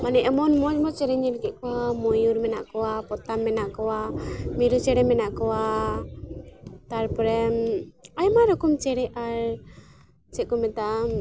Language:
Santali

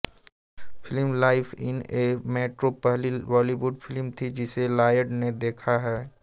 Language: Hindi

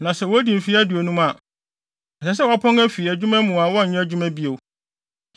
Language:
Akan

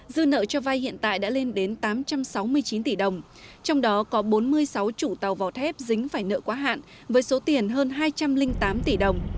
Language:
Vietnamese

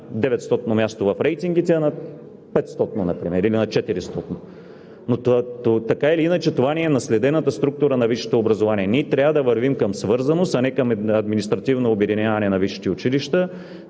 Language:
Bulgarian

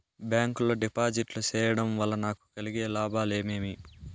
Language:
Telugu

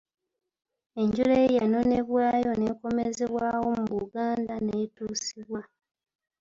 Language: Ganda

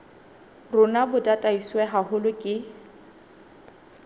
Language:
Southern Sotho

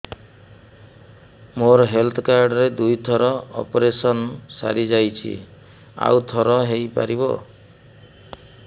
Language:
Odia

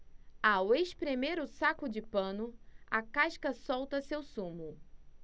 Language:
Portuguese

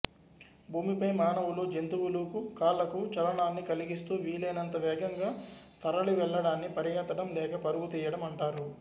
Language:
Telugu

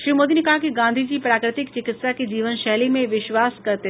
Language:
Hindi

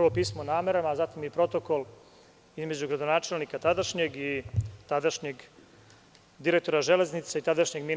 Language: Serbian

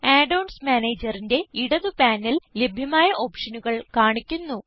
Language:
Malayalam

